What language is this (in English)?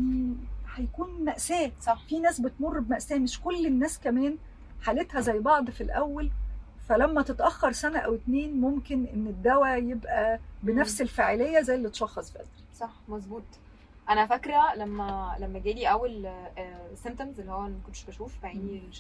Arabic